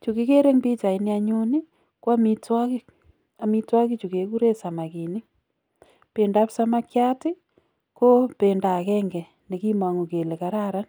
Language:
Kalenjin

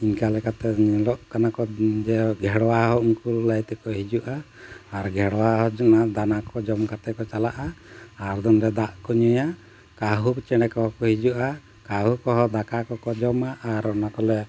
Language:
Santali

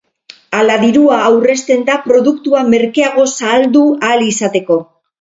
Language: Basque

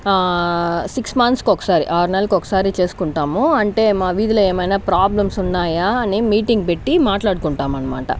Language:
Telugu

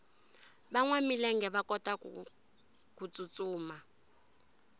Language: Tsonga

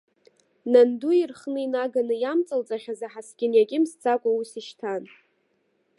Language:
Abkhazian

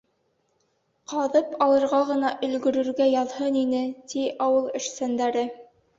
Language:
Bashkir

